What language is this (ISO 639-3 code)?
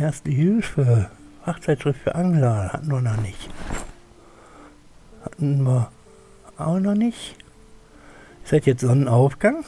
deu